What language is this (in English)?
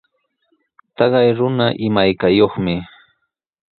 Sihuas Ancash Quechua